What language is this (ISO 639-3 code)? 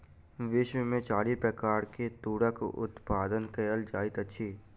mai